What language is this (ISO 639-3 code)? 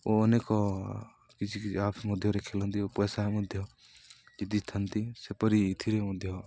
ori